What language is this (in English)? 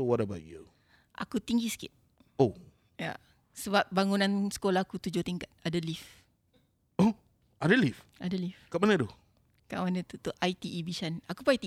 Malay